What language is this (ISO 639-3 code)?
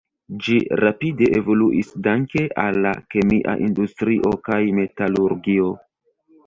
epo